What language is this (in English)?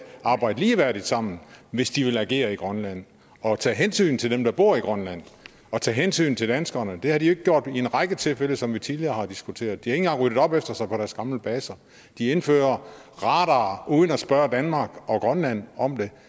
Danish